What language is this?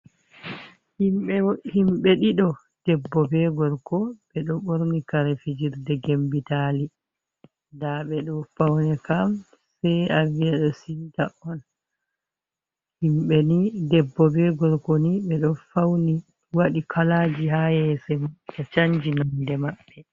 Fula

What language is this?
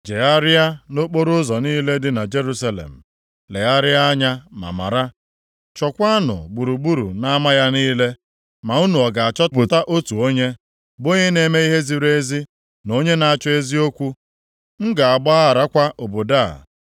Igbo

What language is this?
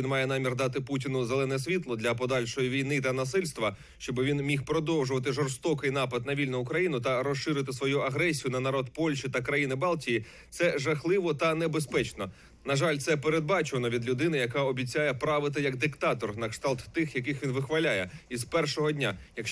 Ukrainian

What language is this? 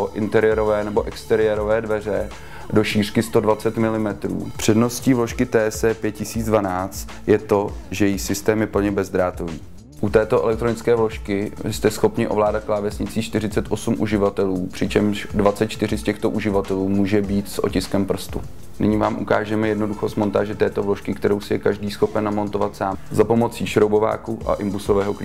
Czech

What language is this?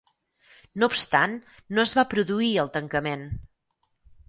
Catalan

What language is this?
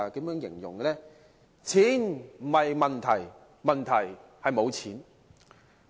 Cantonese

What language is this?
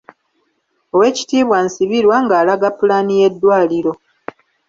Ganda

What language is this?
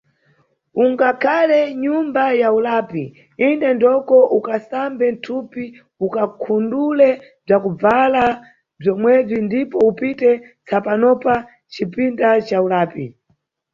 Nyungwe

